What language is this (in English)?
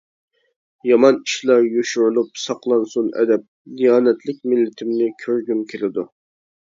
Uyghur